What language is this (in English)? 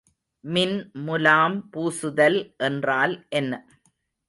Tamil